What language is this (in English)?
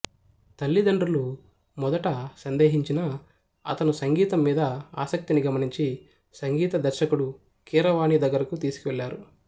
Telugu